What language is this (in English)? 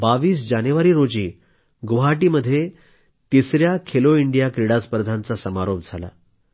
Marathi